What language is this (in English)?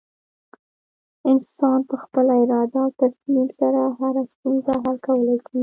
Pashto